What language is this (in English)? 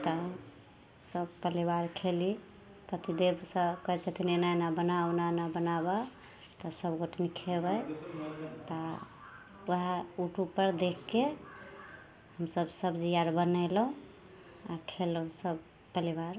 Maithili